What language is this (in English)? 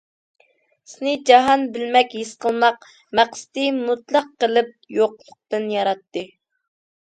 Uyghur